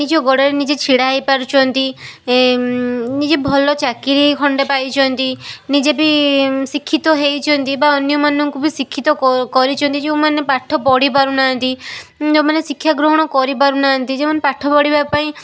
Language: Odia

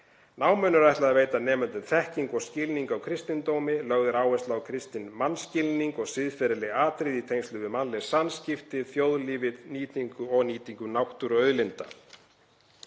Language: Icelandic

